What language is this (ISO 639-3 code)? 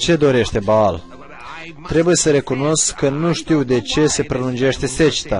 ron